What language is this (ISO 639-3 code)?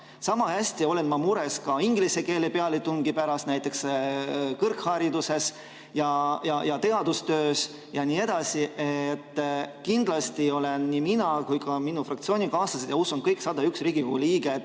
est